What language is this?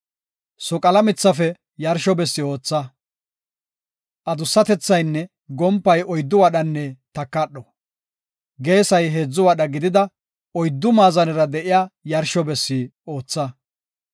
Gofa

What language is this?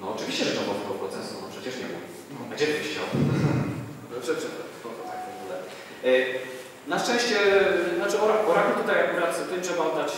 Polish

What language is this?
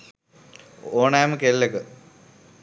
Sinhala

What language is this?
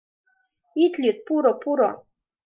Mari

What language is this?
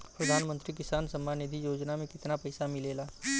Bhojpuri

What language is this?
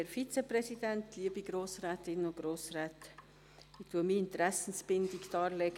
Swiss German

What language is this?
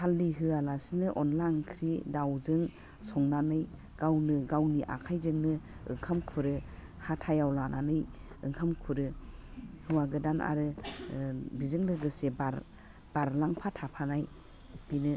Bodo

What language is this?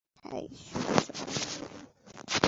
Bangla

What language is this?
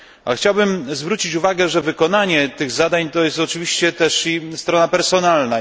Polish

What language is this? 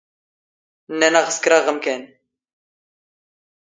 Standard Moroccan Tamazight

